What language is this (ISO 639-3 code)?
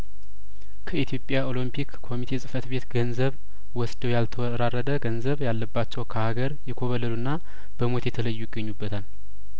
amh